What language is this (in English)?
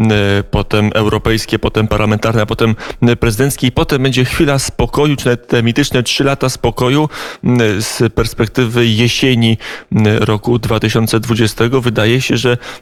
Polish